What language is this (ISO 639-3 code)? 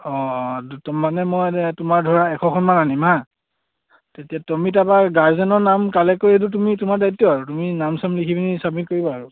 asm